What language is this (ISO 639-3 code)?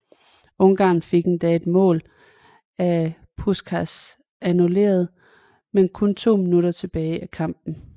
dan